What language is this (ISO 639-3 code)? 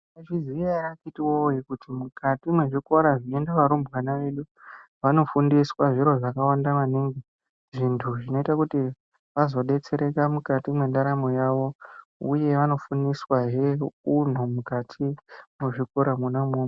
ndc